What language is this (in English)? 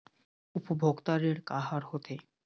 Chhattisgarhi